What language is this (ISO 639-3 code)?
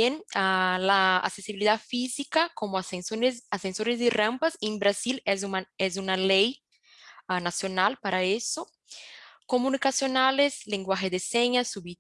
spa